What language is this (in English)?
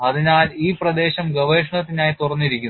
Malayalam